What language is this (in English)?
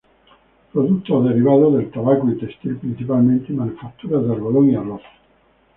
Spanish